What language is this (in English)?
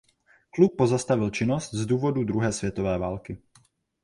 Czech